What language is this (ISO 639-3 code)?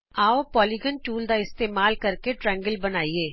pan